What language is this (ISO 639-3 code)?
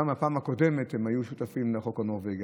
heb